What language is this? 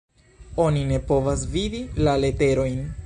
Esperanto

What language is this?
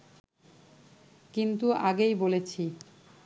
Bangla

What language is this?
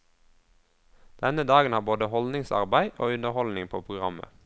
Norwegian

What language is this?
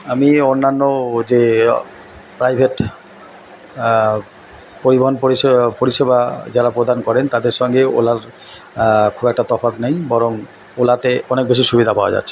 Bangla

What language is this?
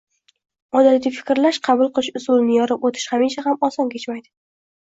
Uzbek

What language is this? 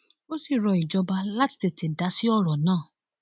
Yoruba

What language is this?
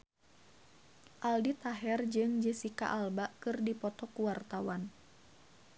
Sundanese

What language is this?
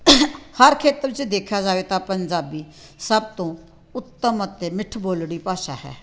Punjabi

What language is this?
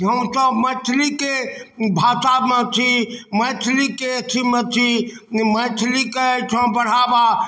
Maithili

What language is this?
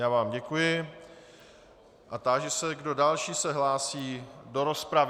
Czech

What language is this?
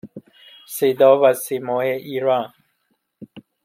Persian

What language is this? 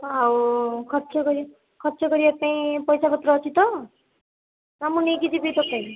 Odia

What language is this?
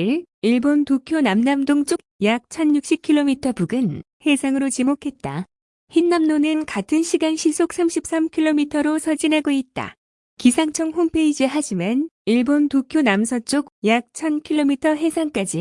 Korean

